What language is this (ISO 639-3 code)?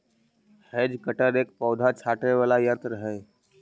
mag